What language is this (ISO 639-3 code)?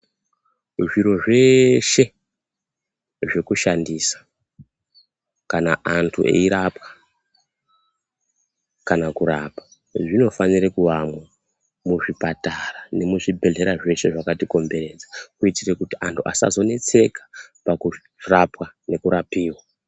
ndc